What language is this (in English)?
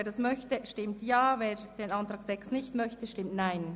Swiss German